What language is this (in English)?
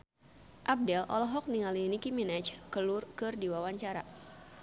Sundanese